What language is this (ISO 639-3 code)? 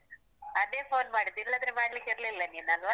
kan